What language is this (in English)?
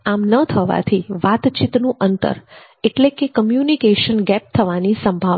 Gujarati